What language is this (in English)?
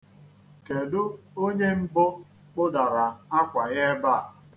Igbo